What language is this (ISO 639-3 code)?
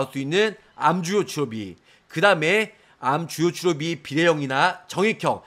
kor